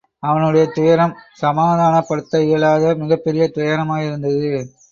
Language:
Tamil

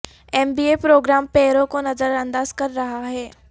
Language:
Urdu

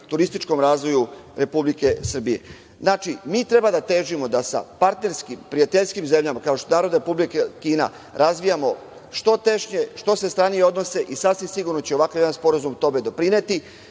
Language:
Serbian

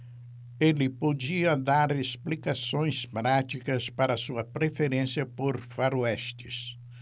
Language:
Portuguese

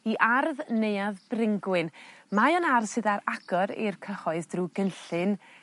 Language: Welsh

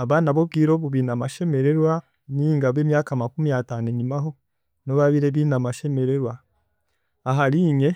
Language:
Chiga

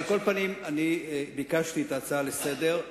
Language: Hebrew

